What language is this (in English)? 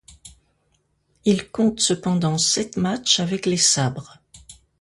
French